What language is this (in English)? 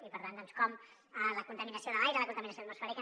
Catalan